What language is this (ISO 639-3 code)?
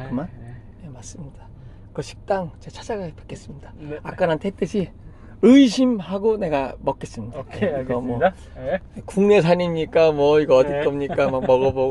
kor